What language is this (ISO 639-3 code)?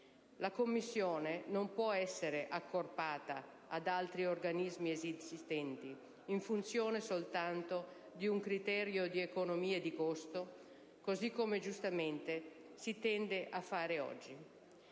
ita